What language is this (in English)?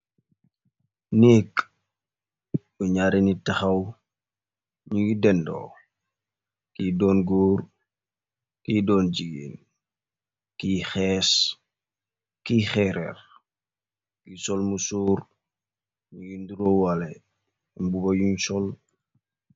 Wolof